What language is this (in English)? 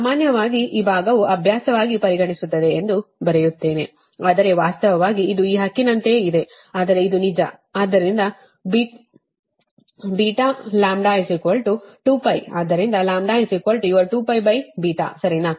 Kannada